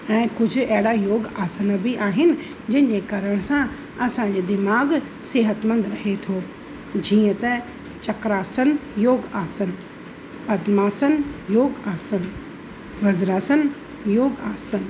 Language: Sindhi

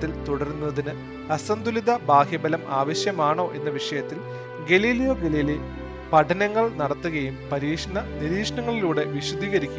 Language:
Malayalam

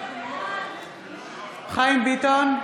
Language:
Hebrew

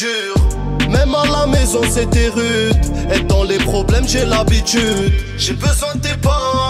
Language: French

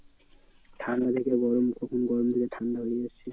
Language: Bangla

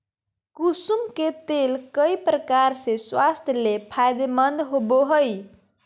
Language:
Magahi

